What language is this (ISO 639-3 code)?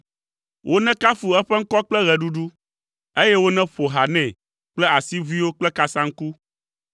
ewe